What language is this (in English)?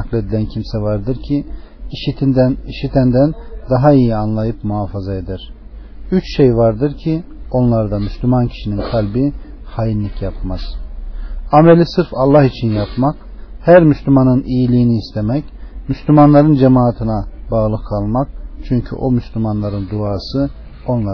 Turkish